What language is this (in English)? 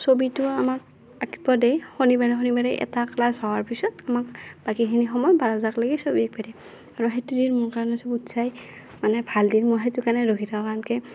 Assamese